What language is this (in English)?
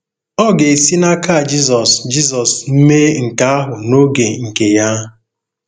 Igbo